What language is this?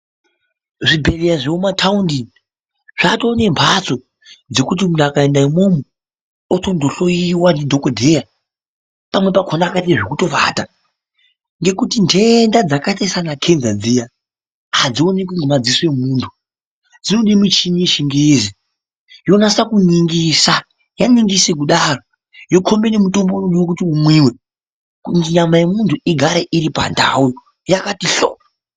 Ndau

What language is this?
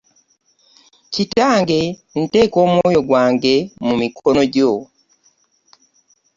Ganda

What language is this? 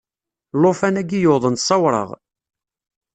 Kabyle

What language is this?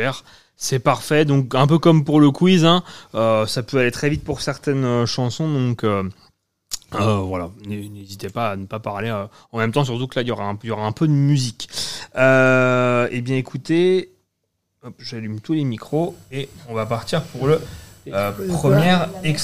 French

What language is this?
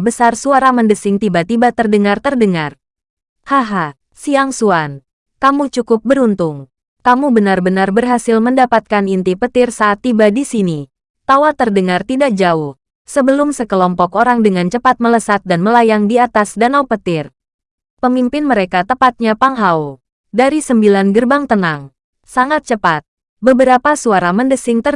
Indonesian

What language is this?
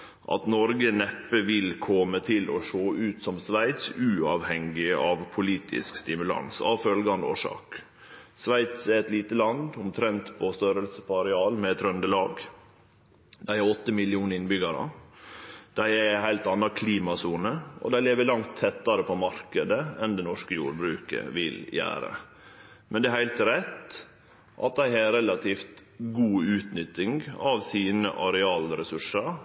Norwegian Nynorsk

